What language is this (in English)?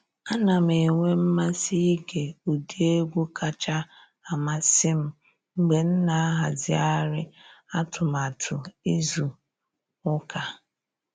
Igbo